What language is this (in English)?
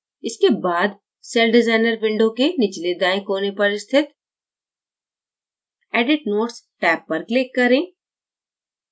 Hindi